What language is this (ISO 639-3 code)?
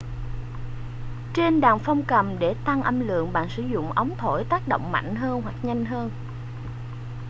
vie